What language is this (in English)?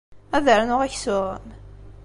Kabyle